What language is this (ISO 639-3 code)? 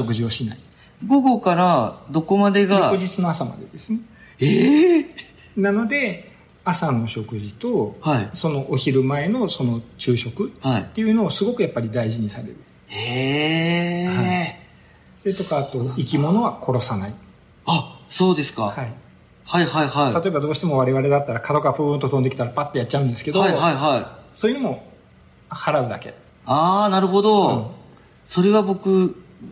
jpn